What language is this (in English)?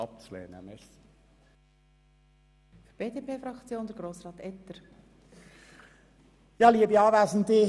Swiss German